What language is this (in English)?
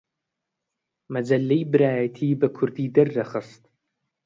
Central Kurdish